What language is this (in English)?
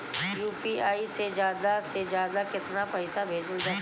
Bhojpuri